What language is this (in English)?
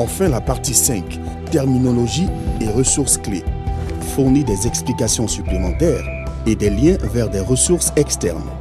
French